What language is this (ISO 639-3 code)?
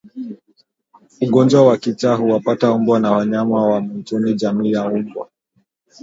swa